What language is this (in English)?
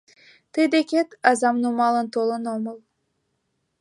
Mari